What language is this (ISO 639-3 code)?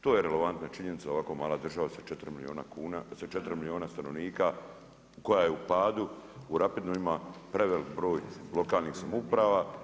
hrv